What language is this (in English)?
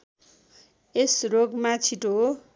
Nepali